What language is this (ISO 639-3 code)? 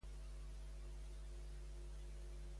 cat